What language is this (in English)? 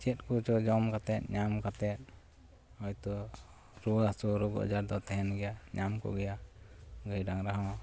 Santali